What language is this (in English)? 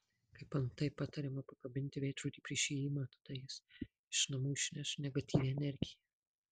Lithuanian